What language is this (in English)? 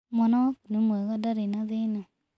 Kikuyu